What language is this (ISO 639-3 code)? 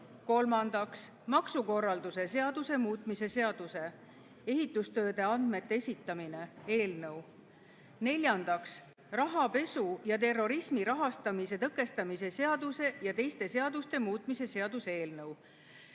est